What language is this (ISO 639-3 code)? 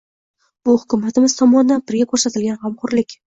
uzb